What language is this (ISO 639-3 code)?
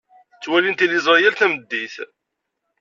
kab